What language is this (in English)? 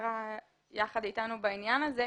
Hebrew